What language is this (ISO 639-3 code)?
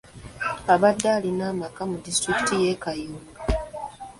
lug